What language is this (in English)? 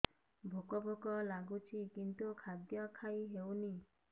Odia